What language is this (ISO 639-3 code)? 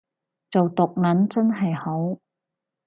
yue